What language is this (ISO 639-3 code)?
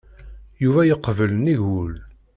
kab